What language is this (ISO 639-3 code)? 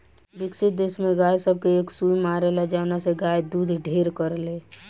bho